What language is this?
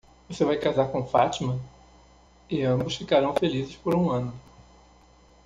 Portuguese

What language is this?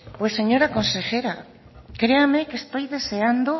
Spanish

